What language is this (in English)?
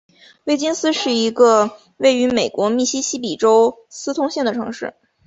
Chinese